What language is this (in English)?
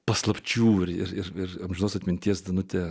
Lithuanian